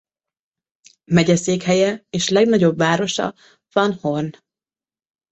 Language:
Hungarian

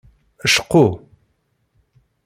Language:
Kabyle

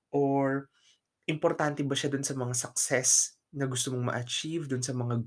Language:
Filipino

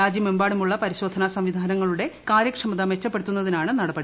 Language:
Malayalam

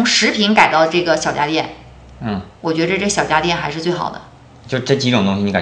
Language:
Chinese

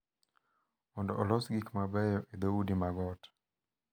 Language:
Luo (Kenya and Tanzania)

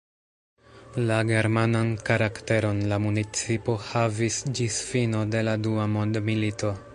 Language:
Esperanto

